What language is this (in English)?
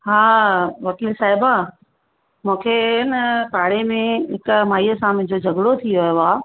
Sindhi